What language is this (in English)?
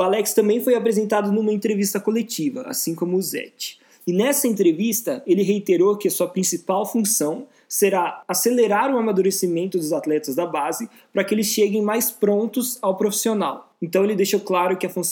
Portuguese